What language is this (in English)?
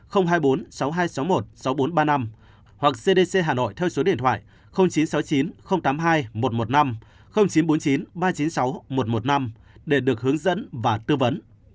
Vietnamese